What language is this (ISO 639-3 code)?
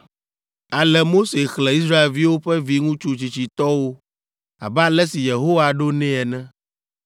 ewe